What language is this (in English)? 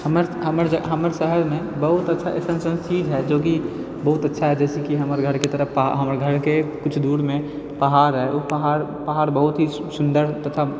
Maithili